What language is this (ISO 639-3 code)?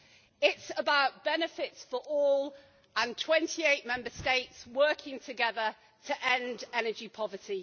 eng